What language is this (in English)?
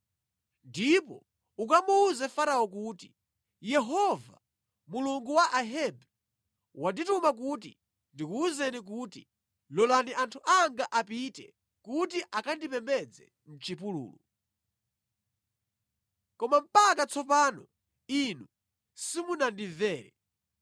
Nyanja